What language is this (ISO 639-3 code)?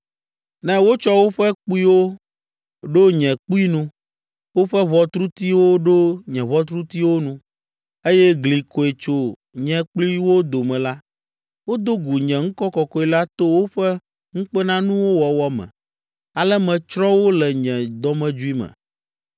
ewe